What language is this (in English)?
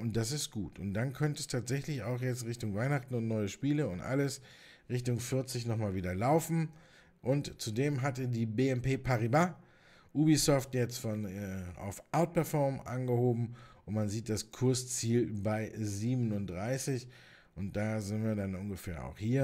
German